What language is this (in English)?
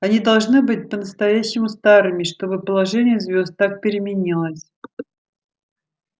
Russian